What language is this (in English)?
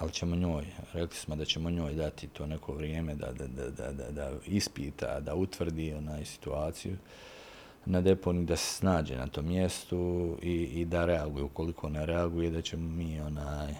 Croatian